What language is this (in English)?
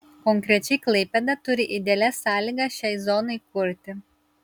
Lithuanian